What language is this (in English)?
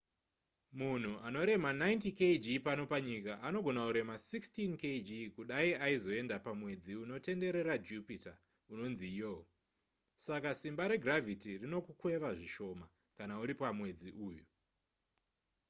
Shona